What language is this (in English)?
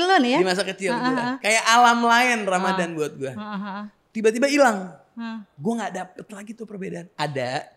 Indonesian